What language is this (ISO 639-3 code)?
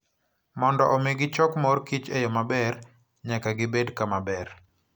luo